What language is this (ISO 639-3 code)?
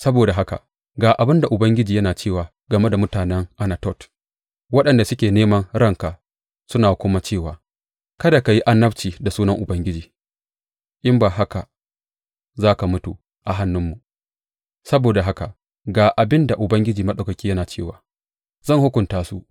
hau